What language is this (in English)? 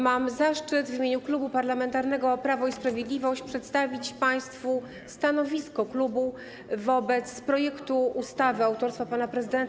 Polish